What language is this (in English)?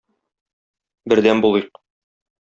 Tatar